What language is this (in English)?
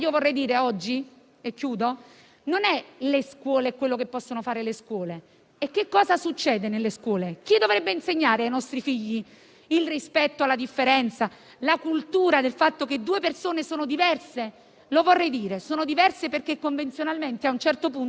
Italian